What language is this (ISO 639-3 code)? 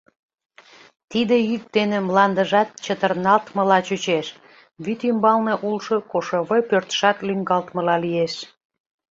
chm